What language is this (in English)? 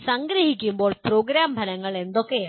Malayalam